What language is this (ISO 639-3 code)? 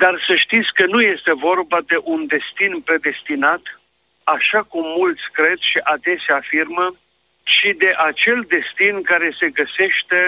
ron